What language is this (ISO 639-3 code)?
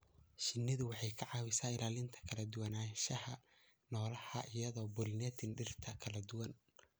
som